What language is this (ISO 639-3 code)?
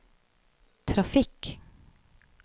nor